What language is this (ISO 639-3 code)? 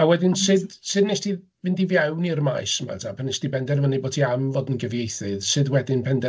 cym